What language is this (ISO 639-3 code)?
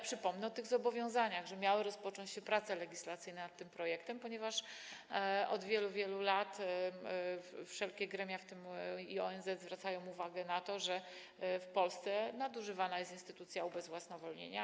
pol